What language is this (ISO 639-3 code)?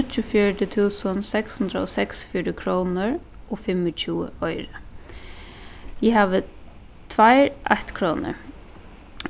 fao